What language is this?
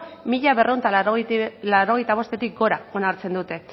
Basque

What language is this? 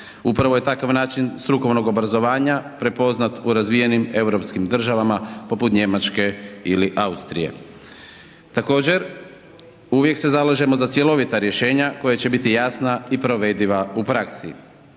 Croatian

